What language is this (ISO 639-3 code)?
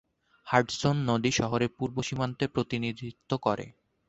ben